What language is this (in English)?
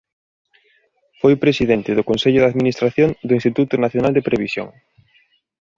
Galician